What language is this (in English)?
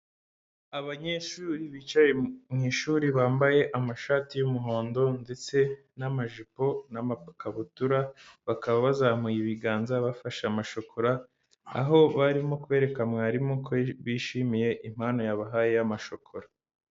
Kinyarwanda